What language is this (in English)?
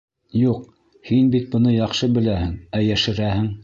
Bashkir